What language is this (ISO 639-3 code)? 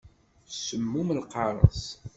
kab